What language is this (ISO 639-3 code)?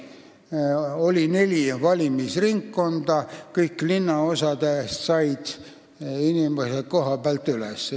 est